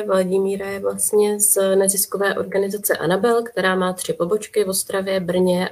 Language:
Czech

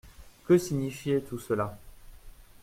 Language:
French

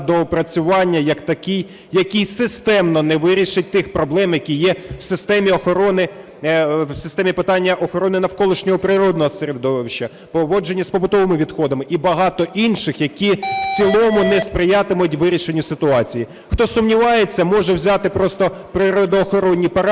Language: Ukrainian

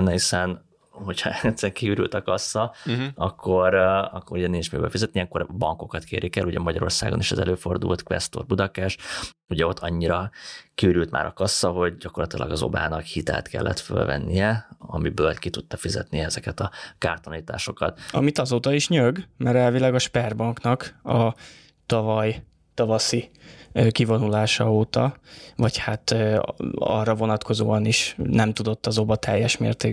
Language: Hungarian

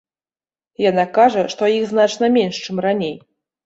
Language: Belarusian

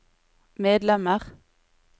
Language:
Norwegian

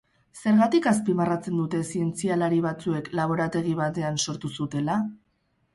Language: Basque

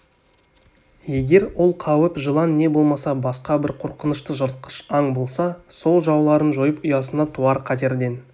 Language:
Kazakh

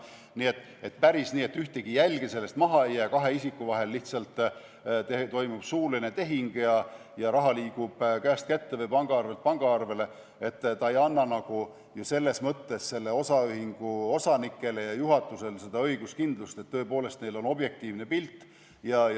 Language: Estonian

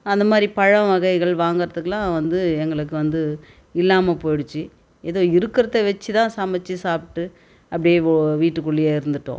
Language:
Tamil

